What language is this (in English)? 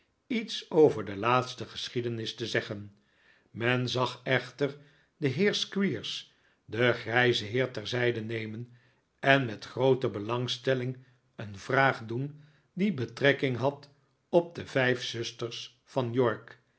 Dutch